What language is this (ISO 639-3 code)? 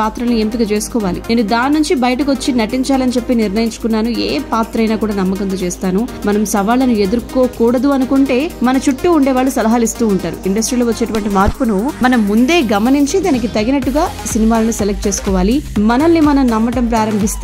tel